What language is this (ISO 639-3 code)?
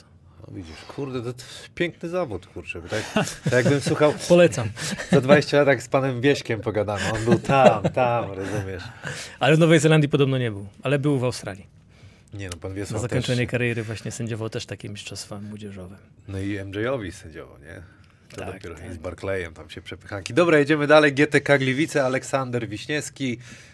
pol